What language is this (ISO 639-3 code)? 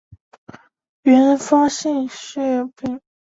zho